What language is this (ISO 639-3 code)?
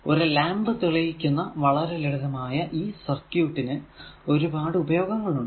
mal